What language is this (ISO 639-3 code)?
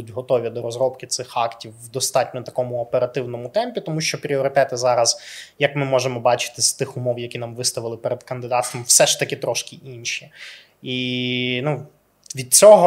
ukr